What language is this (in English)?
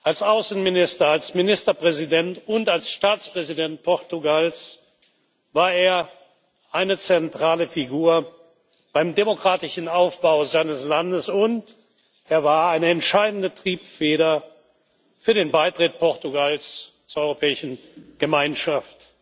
German